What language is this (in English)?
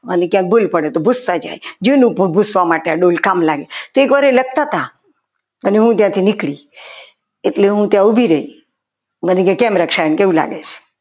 Gujarati